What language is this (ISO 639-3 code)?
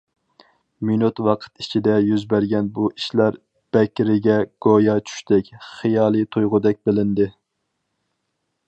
uig